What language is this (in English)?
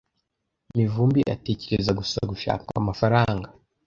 Kinyarwanda